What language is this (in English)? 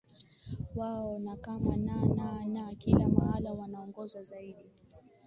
Swahili